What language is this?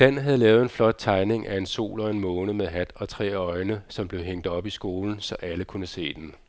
Danish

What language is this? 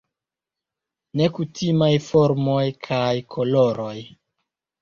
Esperanto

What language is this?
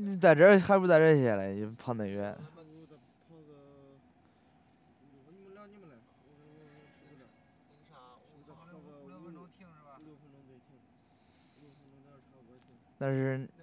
Chinese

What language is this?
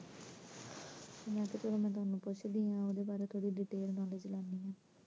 Punjabi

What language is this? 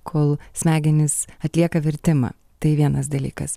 Lithuanian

